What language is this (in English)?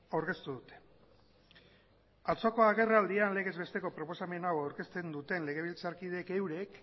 Basque